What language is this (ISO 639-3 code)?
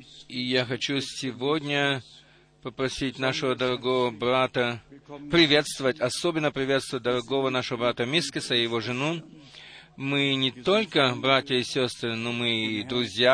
rus